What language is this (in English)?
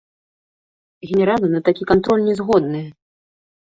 Belarusian